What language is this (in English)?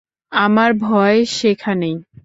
Bangla